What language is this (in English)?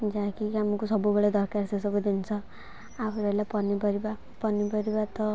Odia